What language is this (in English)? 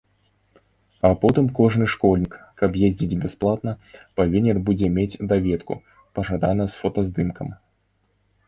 Belarusian